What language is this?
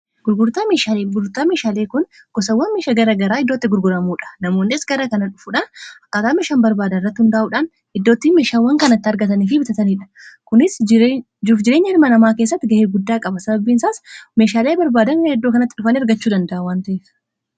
Oromo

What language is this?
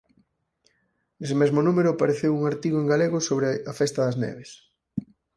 Galician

